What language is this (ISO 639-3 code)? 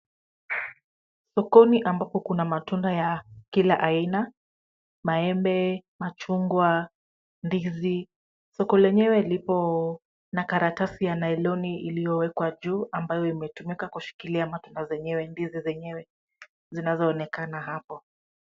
swa